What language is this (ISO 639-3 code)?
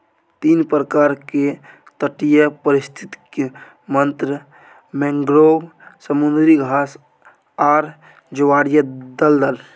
mai